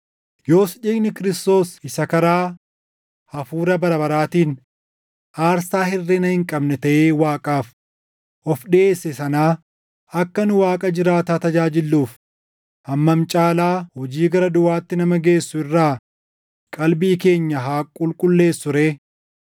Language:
Oromo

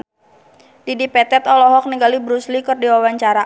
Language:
Sundanese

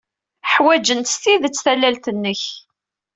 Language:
Kabyle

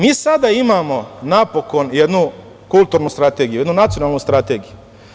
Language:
Serbian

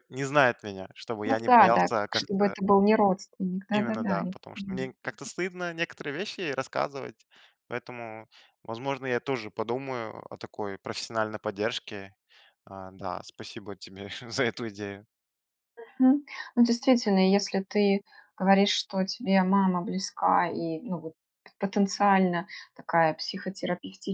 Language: Russian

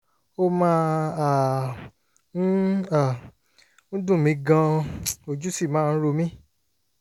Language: Yoruba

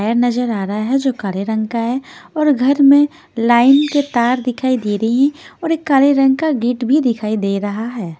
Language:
Hindi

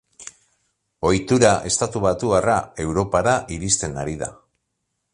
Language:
Basque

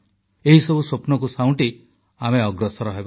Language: Odia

